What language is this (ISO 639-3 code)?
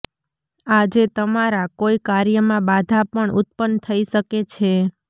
guj